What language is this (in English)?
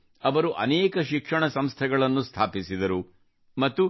Kannada